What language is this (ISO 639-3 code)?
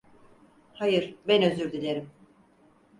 tur